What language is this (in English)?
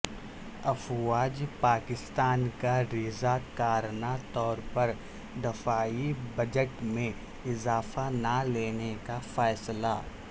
Urdu